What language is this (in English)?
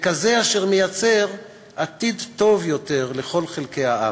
Hebrew